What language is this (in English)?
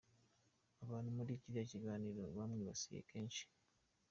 Kinyarwanda